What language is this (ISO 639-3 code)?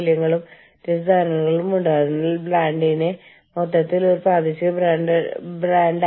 mal